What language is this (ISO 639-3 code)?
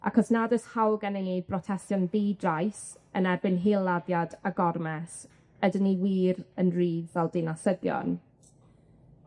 cym